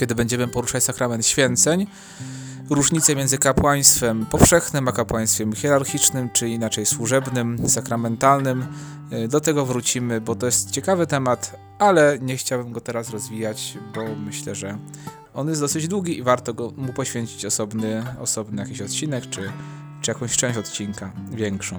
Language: Polish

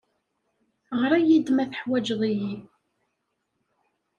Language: Kabyle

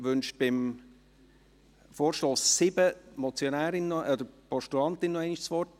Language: Swiss German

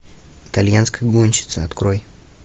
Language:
Russian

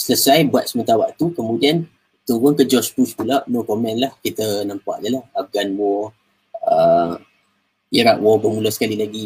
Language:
Malay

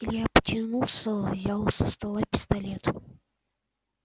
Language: Russian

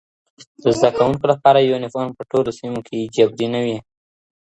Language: Pashto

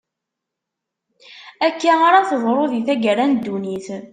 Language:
Kabyle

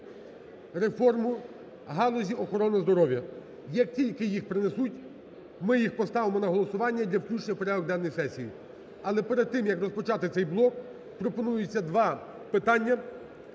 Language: Ukrainian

